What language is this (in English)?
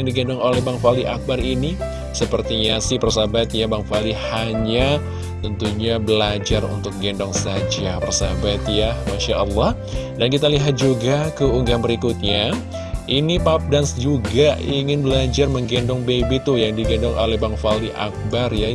Indonesian